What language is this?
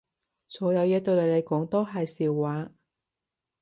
Cantonese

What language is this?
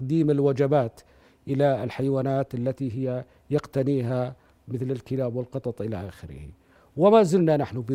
Arabic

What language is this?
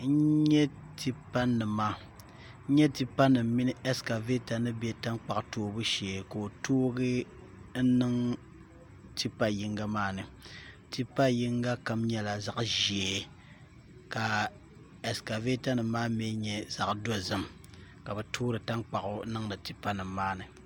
Dagbani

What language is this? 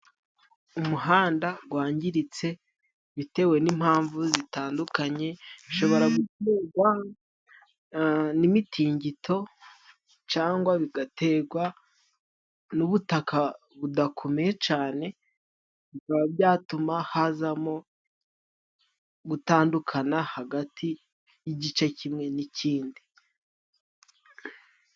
Kinyarwanda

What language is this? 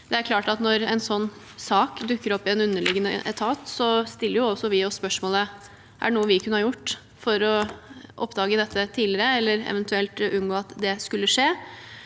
Norwegian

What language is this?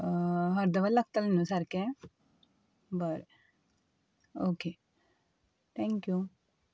Konkani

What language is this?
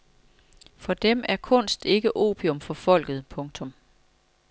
Danish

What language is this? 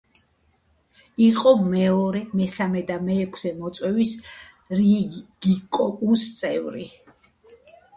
Georgian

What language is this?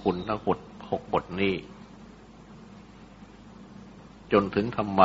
Thai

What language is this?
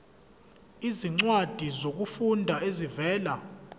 Zulu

